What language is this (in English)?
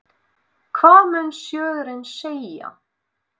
Icelandic